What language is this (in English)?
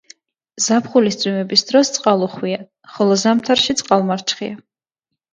Georgian